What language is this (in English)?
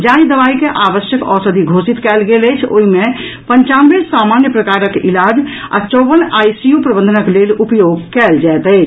Maithili